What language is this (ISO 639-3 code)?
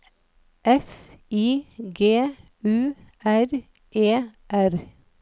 nor